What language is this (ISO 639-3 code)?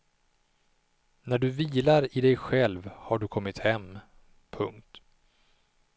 swe